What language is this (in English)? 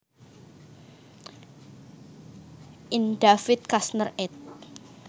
Javanese